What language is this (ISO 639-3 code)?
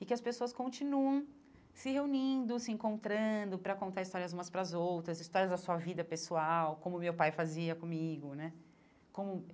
por